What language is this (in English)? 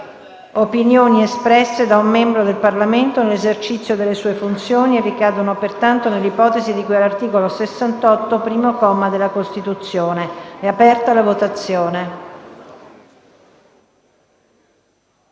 Italian